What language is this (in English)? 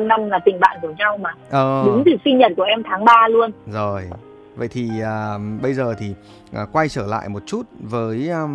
Vietnamese